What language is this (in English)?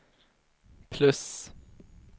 Swedish